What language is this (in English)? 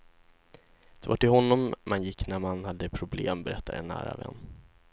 Swedish